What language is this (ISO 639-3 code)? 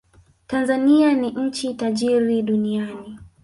swa